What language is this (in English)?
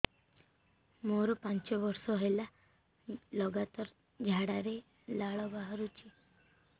Odia